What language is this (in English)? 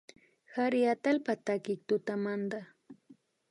Imbabura Highland Quichua